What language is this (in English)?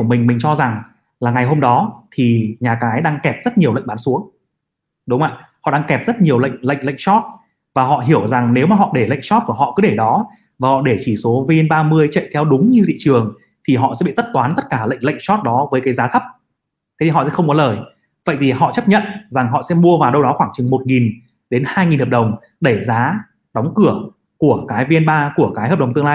Vietnamese